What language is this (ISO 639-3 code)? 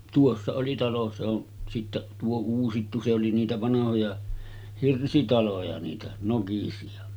fin